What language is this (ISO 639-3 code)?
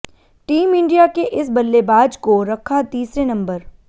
hin